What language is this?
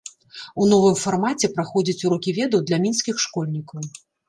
Belarusian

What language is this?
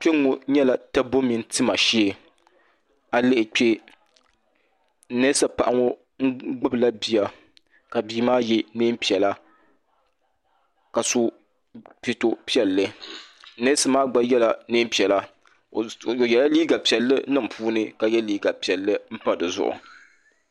Dagbani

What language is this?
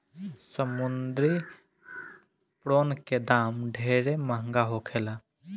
Bhojpuri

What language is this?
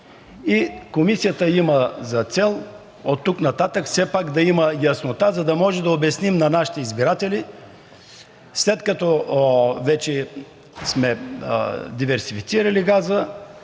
Bulgarian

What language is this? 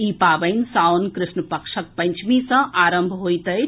Maithili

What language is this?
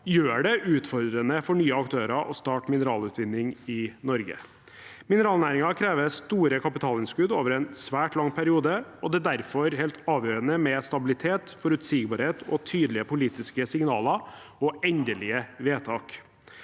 Norwegian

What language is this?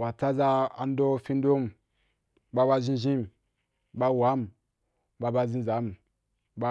Wapan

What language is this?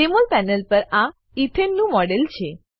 Gujarati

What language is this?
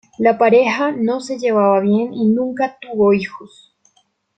Spanish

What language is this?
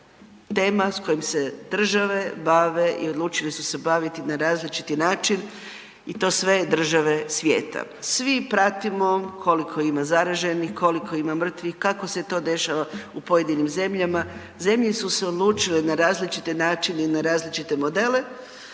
Croatian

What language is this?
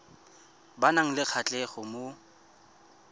Tswana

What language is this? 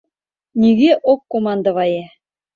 Mari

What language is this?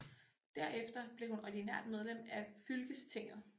Danish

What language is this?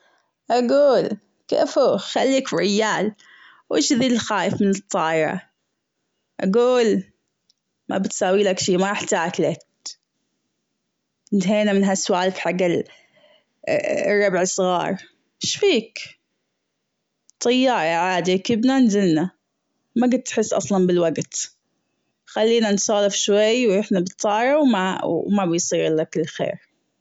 Gulf Arabic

